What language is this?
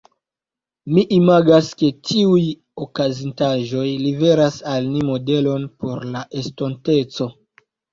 Esperanto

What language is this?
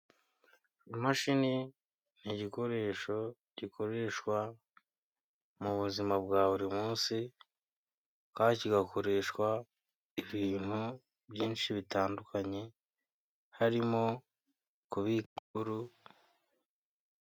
Kinyarwanda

